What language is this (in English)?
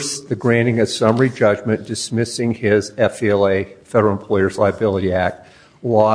English